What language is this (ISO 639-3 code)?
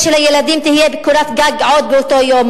heb